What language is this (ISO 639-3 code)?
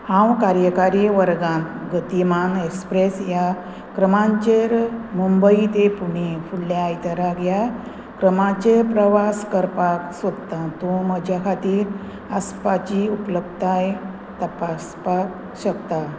kok